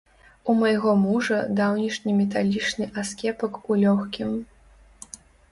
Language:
Belarusian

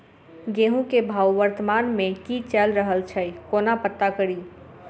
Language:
Maithili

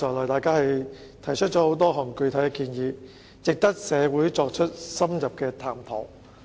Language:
Cantonese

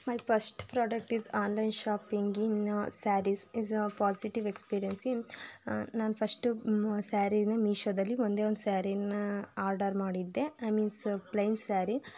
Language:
Kannada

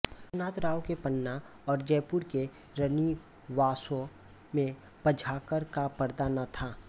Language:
Hindi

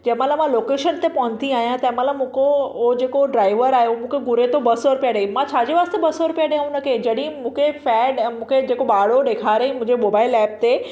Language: Sindhi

